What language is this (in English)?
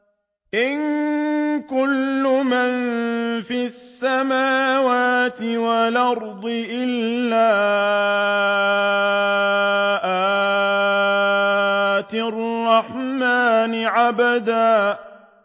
Arabic